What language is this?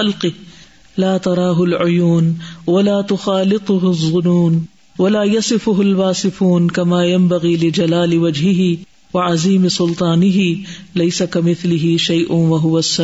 Urdu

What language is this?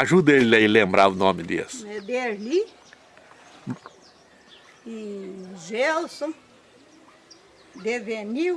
Portuguese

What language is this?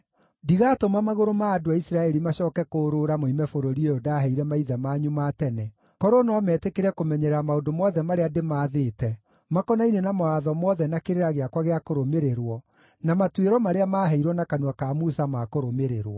Kikuyu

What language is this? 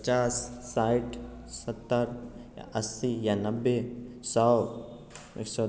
Maithili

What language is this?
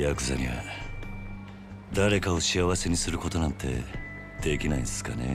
Japanese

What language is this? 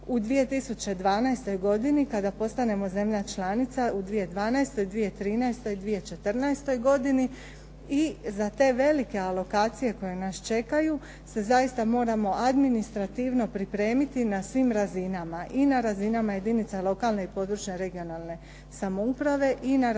Croatian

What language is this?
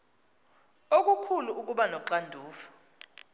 Xhosa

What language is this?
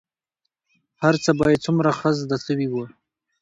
Pashto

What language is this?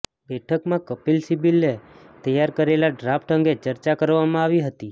Gujarati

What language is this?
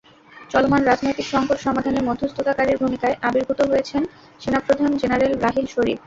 Bangla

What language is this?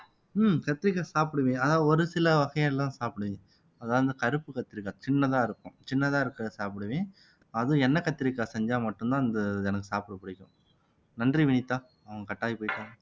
Tamil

